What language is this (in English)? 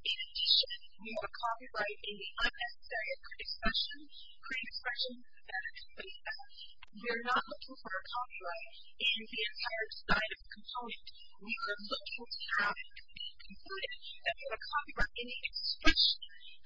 English